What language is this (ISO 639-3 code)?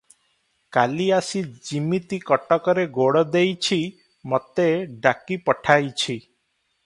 ori